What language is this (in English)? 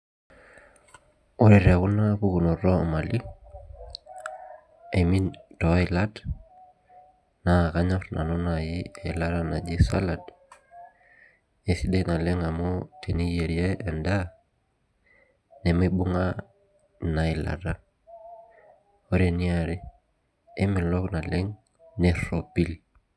Masai